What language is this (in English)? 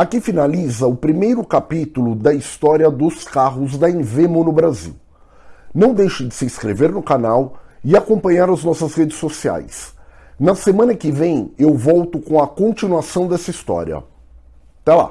Portuguese